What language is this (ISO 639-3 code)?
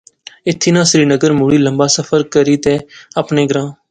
phr